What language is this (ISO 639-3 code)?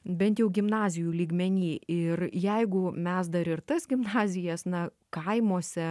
lit